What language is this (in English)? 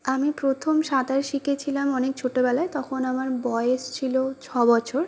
Bangla